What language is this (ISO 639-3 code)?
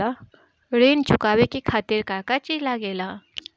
bho